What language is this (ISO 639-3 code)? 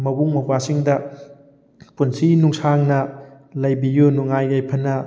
mni